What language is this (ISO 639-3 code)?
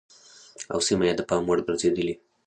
pus